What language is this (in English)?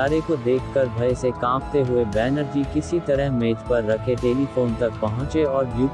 Hindi